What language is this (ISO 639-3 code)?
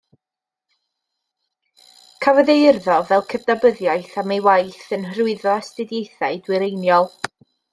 cym